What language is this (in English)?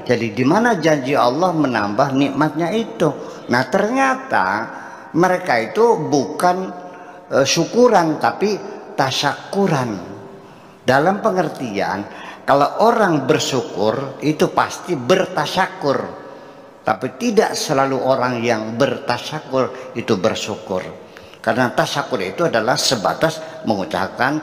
Indonesian